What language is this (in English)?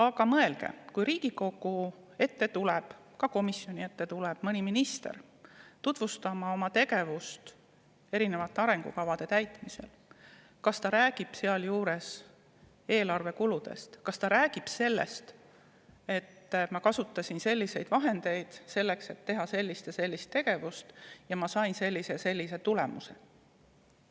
Estonian